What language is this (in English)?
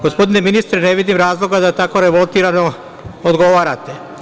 Serbian